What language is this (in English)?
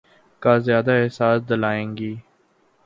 Urdu